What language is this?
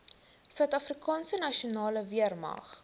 Afrikaans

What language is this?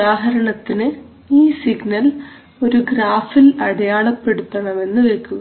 Malayalam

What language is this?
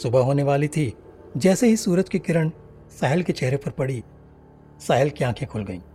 Hindi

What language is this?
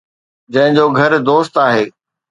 Sindhi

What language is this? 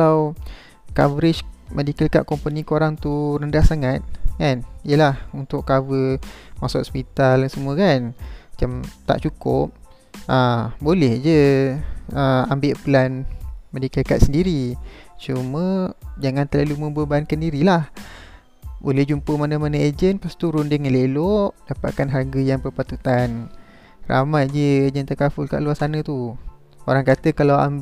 Malay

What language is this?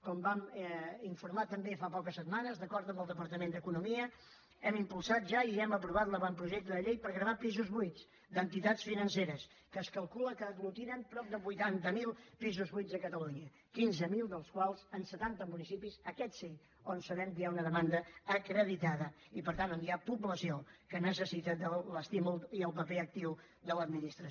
Catalan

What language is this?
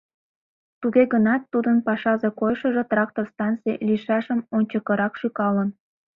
Mari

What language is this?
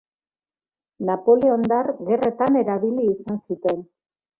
Basque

